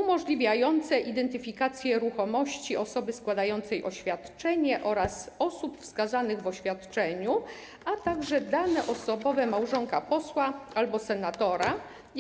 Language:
Polish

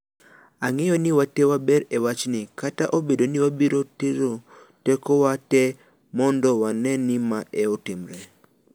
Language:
Luo (Kenya and Tanzania)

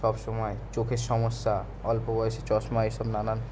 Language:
Bangla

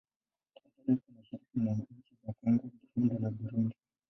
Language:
Swahili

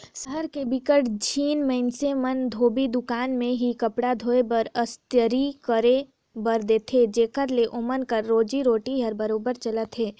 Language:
Chhattisgarhi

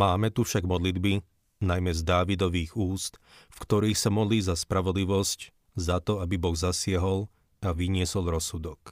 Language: Slovak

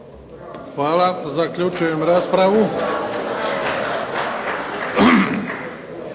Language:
Croatian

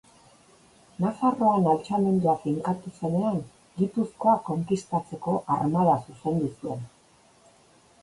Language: Basque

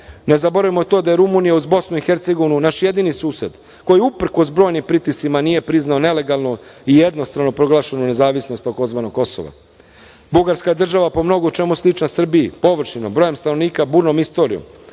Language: Serbian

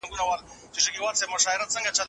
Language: Pashto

